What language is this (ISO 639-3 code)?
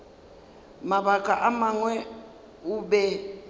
nso